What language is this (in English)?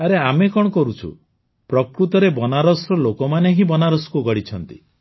Odia